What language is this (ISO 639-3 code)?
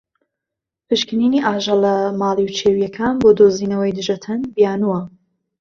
ckb